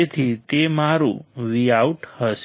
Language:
Gujarati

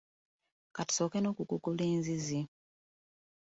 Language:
Ganda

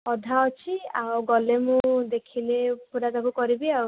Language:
Odia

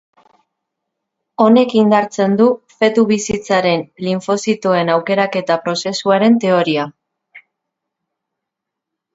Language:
Basque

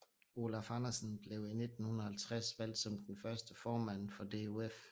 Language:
Danish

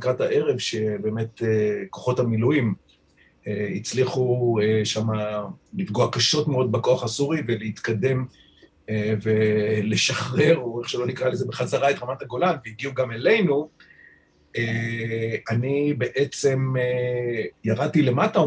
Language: Hebrew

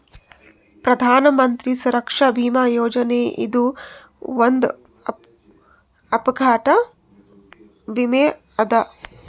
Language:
Kannada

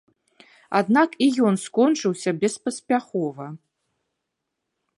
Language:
Belarusian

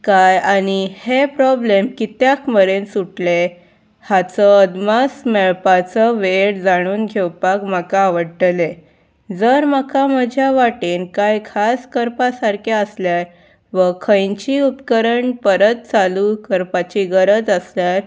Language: Konkani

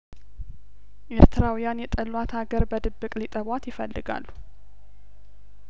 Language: Amharic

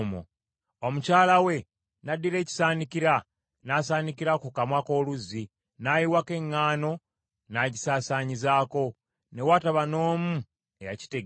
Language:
Ganda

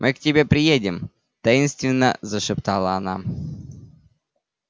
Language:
Russian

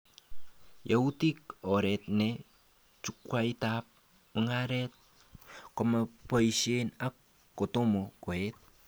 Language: Kalenjin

